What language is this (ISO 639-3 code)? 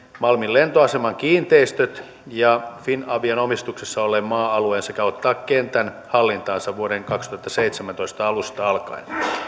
fin